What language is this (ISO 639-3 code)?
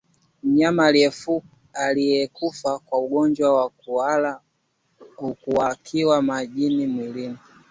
swa